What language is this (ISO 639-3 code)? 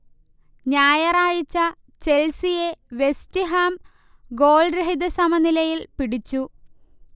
mal